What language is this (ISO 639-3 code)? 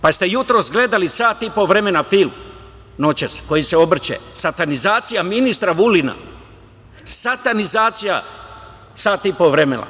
srp